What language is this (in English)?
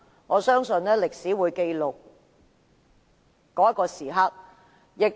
Cantonese